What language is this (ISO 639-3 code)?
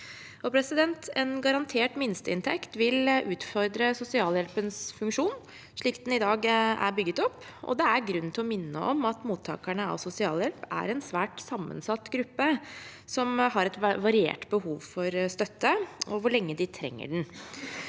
nor